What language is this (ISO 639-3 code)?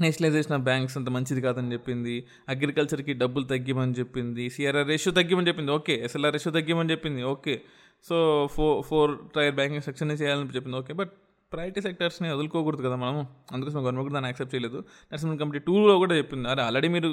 tel